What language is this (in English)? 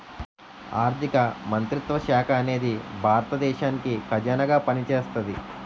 Telugu